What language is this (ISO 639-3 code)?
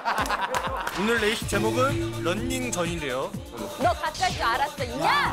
kor